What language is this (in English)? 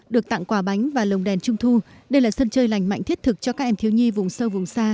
Vietnamese